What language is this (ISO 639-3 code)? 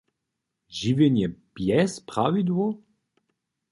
hsb